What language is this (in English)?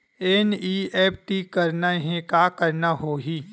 Chhattisgarhi